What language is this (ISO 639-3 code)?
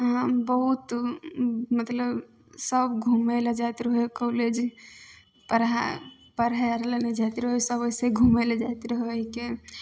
mai